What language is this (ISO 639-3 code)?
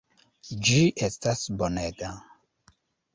epo